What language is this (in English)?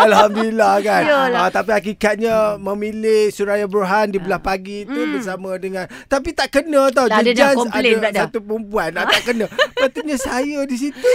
Malay